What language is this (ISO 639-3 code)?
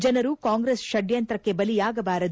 kan